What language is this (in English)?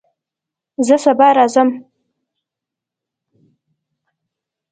Pashto